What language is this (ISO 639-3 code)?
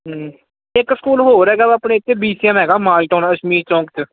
pan